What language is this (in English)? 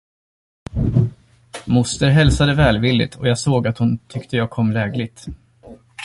Swedish